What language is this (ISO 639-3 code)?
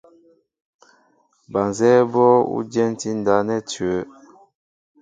mbo